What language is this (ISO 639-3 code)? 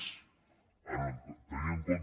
cat